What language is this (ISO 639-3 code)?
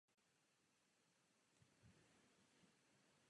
ces